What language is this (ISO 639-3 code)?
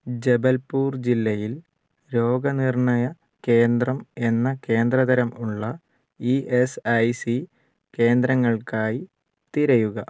mal